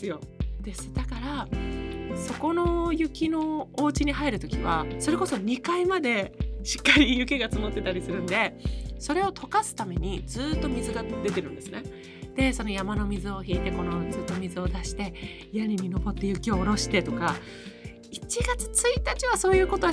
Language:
Japanese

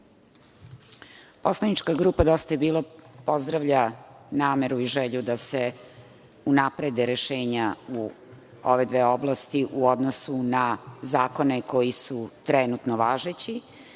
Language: Serbian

